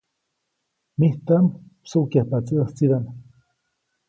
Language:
Copainalá Zoque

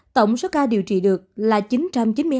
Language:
Vietnamese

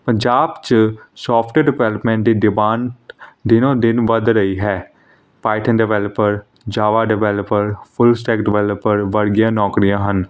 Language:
Punjabi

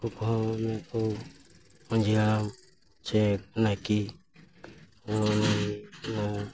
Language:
Santali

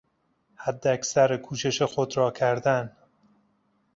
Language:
Persian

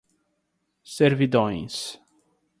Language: Portuguese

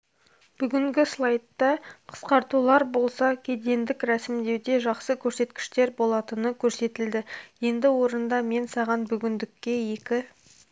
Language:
Kazakh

